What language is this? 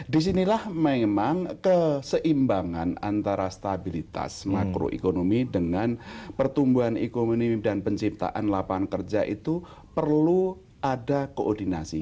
Indonesian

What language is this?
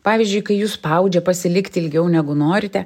Lithuanian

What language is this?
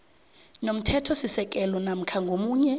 South Ndebele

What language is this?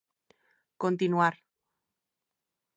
Galician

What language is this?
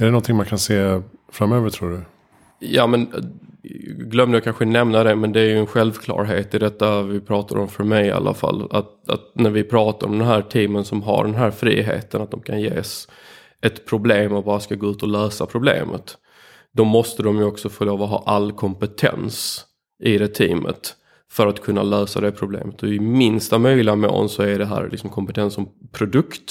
Swedish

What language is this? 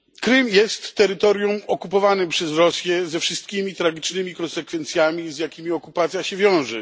Polish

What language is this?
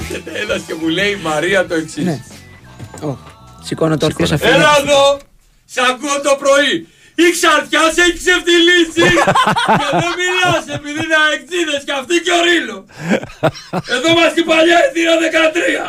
Greek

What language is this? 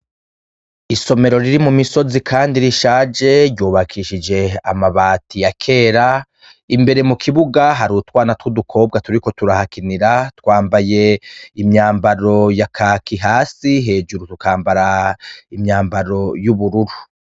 Rundi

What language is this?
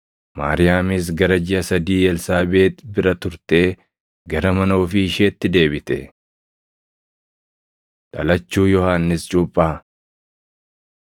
Oromo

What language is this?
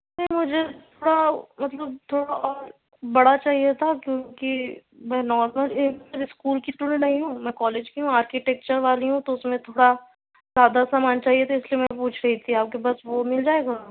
Urdu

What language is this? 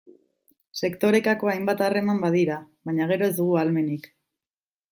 Basque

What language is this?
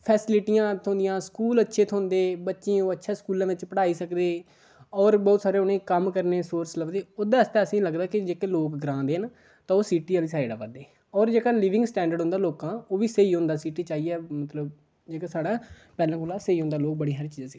Dogri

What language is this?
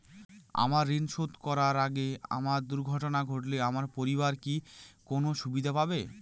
Bangla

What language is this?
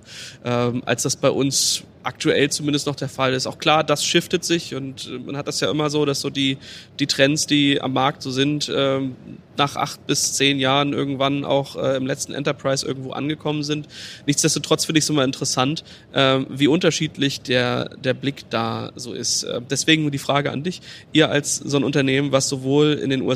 German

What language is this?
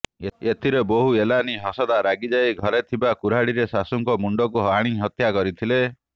Odia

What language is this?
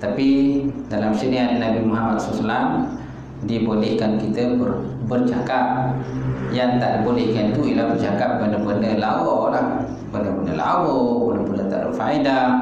Malay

